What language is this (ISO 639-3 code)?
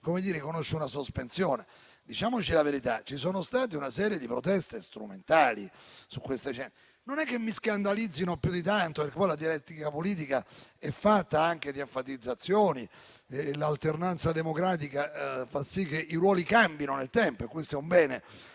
ita